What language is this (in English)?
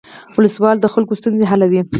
Pashto